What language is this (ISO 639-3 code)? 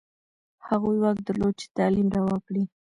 pus